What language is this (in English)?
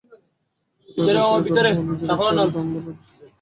Bangla